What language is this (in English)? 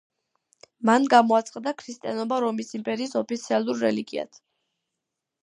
Georgian